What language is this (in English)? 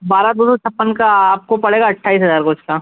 Hindi